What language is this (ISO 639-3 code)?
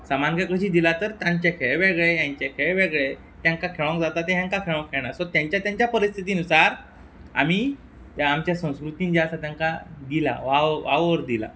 kok